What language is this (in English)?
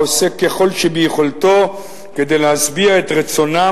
Hebrew